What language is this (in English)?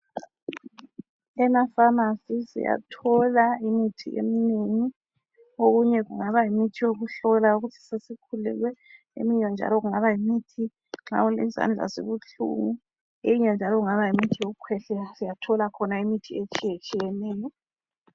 North Ndebele